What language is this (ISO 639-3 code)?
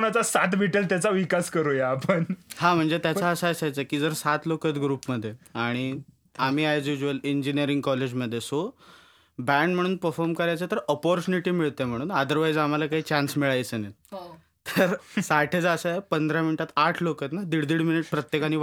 mar